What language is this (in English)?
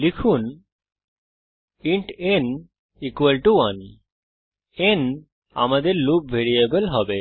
Bangla